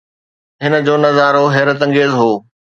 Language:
Sindhi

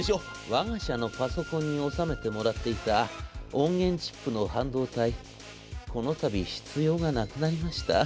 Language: Japanese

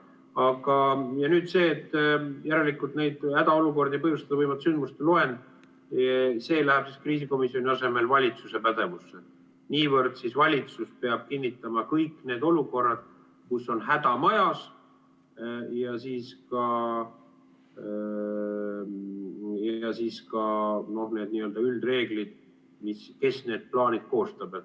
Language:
Estonian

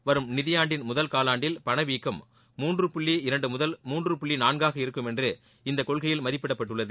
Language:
Tamil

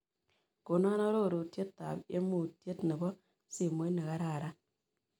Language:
Kalenjin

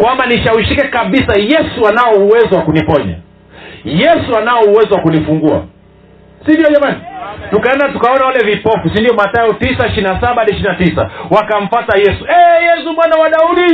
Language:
Swahili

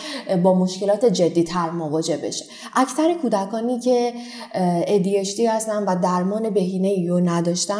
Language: Persian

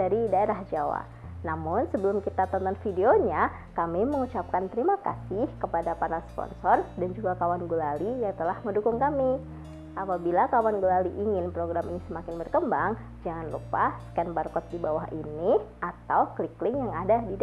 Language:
Indonesian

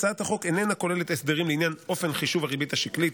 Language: Hebrew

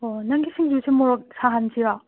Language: Manipuri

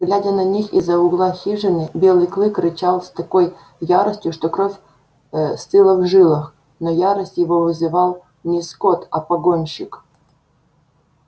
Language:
Russian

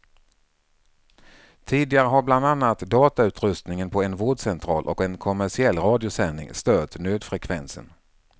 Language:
Swedish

